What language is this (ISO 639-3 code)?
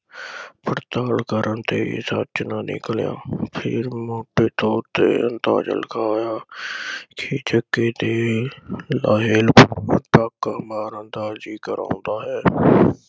pan